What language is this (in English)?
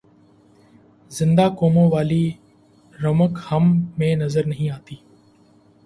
Urdu